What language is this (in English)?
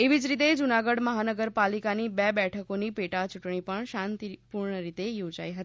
Gujarati